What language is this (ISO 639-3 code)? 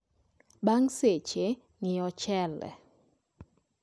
luo